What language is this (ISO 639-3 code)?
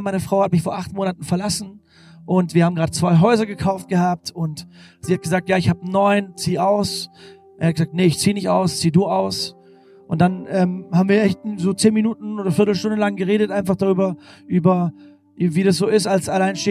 deu